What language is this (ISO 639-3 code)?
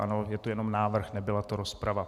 ces